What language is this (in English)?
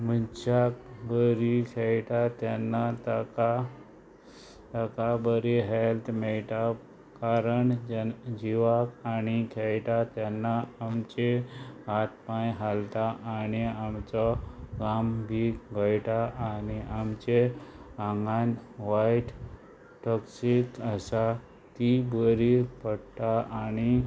Konkani